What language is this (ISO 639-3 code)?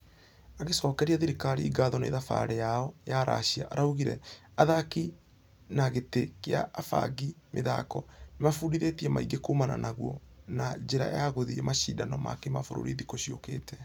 kik